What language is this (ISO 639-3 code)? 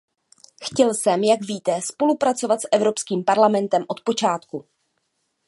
ces